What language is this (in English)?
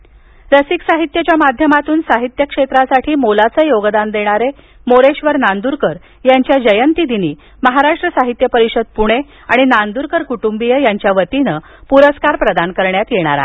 Marathi